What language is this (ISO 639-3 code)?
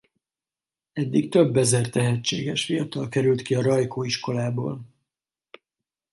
hun